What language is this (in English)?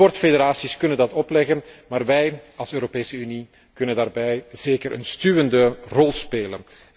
Dutch